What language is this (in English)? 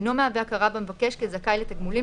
Hebrew